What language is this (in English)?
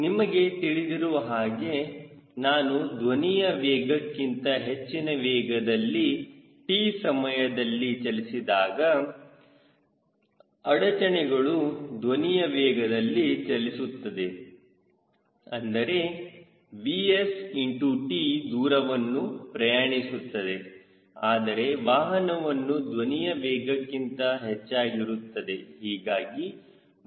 Kannada